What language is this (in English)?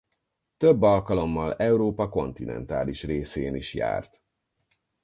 Hungarian